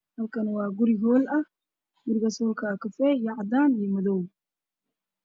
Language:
Somali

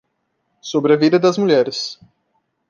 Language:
Portuguese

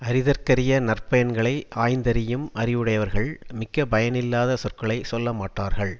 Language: Tamil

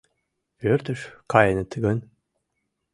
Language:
Mari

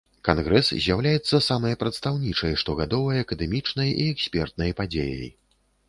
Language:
Belarusian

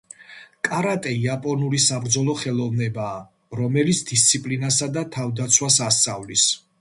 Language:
Georgian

